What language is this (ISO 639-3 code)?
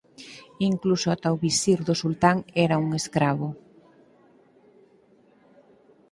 glg